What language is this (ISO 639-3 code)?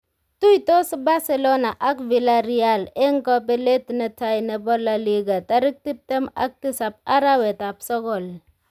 kln